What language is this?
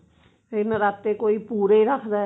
Punjabi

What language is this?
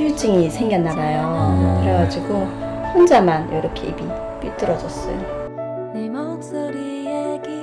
Korean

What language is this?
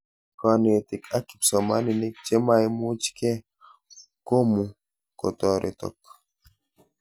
Kalenjin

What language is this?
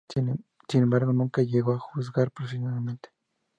Spanish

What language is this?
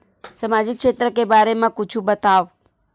Chhattisgarhi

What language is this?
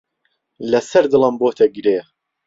Central Kurdish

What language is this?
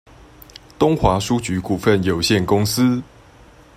Chinese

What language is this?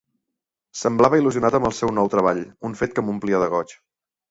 Catalan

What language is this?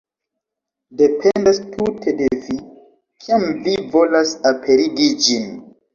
Esperanto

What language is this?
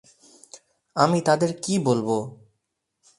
Bangla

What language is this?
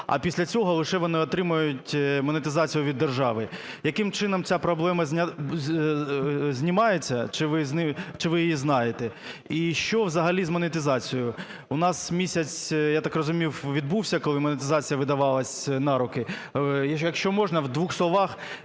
Ukrainian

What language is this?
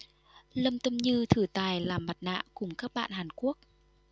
Vietnamese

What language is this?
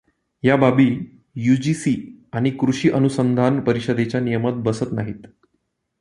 Marathi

